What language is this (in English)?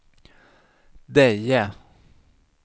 Swedish